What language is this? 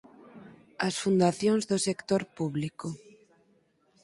Galician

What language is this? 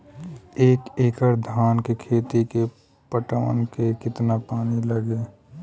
Bhojpuri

